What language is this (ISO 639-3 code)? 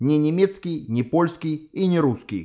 rus